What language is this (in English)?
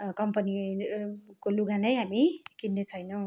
Nepali